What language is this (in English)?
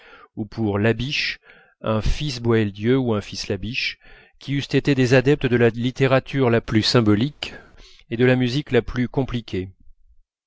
French